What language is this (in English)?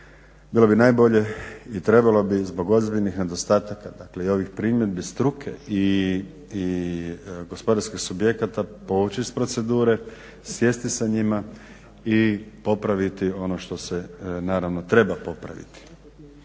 Croatian